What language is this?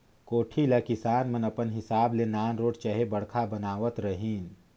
Chhattisgarhi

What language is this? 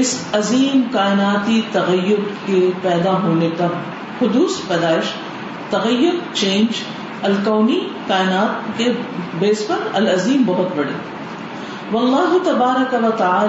Urdu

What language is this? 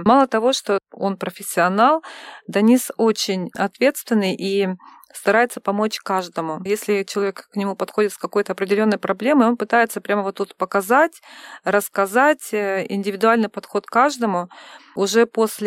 Russian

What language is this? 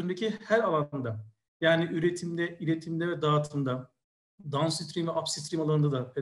Turkish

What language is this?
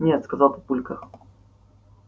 Russian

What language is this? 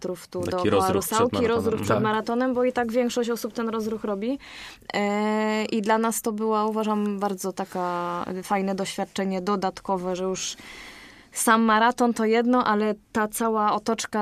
Polish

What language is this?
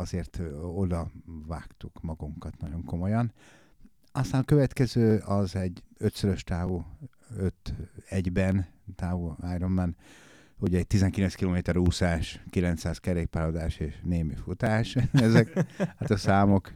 Hungarian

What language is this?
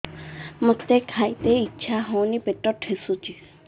Odia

